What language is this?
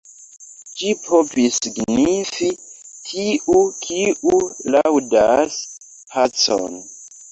Esperanto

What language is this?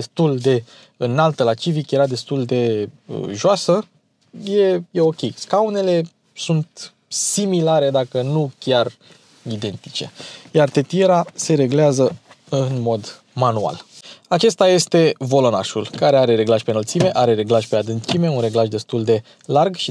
Romanian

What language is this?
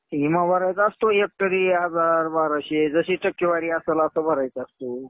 Marathi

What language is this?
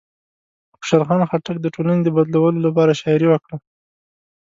Pashto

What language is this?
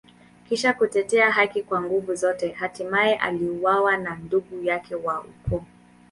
Swahili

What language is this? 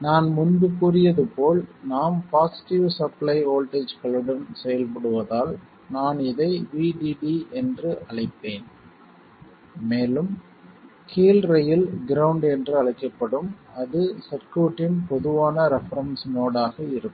Tamil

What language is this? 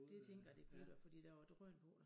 Danish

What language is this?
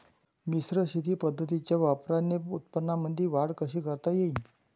Marathi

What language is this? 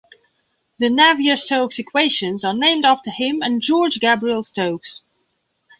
English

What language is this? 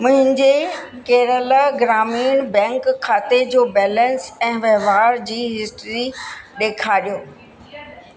Sindhi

